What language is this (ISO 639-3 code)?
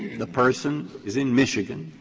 eng